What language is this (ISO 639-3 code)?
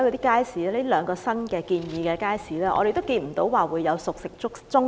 yue